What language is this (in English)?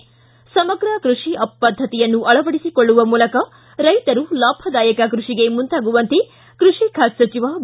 Kannada